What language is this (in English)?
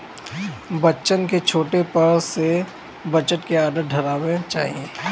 Bhojpuri